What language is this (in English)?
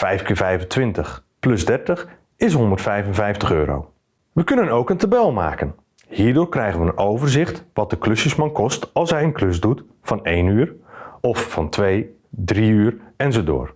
Dutch